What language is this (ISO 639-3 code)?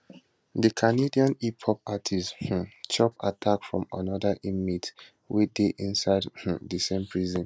pcm